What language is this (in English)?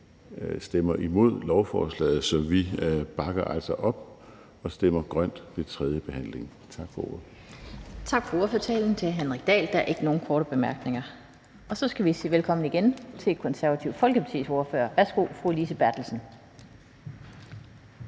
Danish